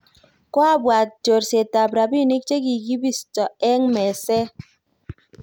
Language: Kalenjin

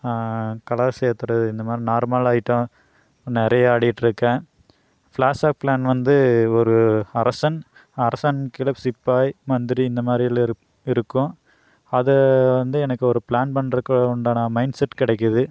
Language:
Tamil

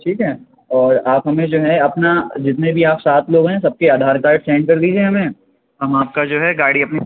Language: Urdu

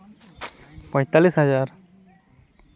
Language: Santali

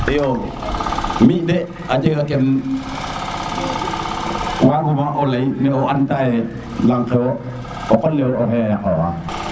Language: Serer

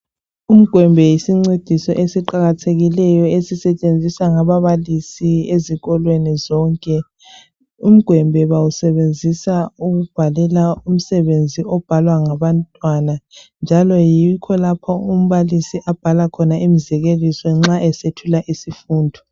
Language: North Ndebele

